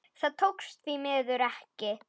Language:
Icelandic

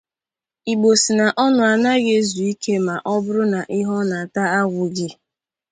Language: Igbo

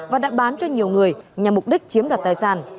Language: Vietnamese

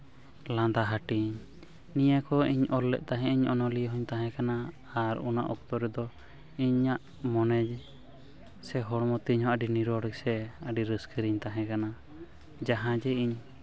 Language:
Santali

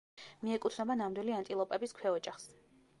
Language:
Georgian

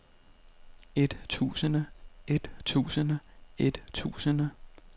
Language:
Danish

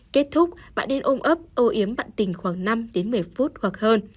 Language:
Vietnamese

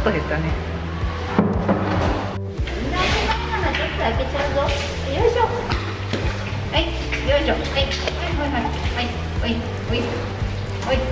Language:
Japanese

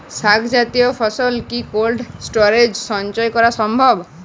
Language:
Bangla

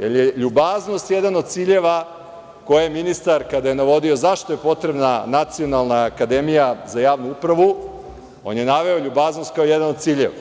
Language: Serbian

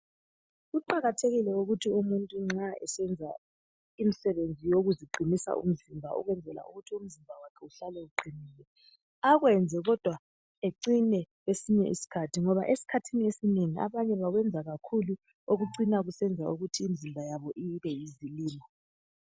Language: North Ndebele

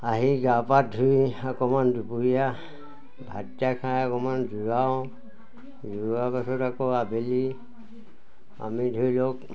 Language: Assamese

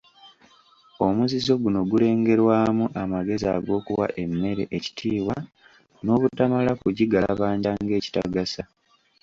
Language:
Ganda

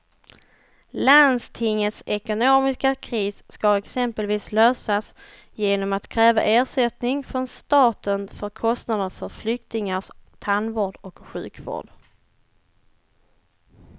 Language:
Swedish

